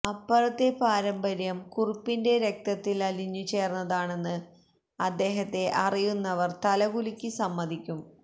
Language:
Malayalam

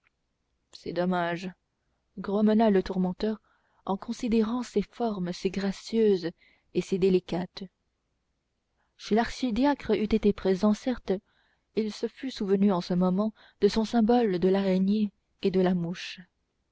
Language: French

